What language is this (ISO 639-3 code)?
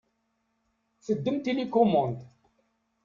kab